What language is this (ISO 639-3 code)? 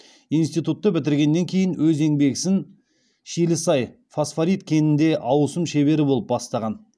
kaz